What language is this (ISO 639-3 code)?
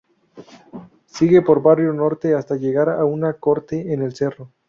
spa